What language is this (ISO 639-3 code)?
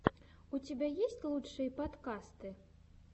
rus